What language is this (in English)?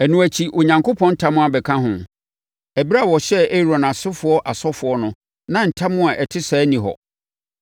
Akan